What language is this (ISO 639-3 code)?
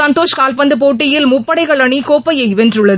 tam